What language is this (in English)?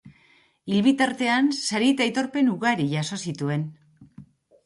Basque